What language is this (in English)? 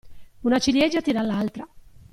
Italian